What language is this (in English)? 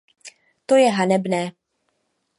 Czech